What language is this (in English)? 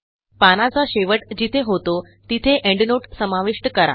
Marathi